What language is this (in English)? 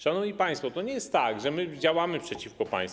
Polish